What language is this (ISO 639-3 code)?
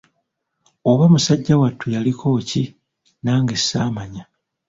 lug